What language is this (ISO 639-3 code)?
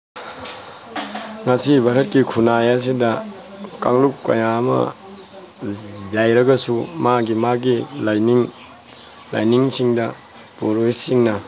mni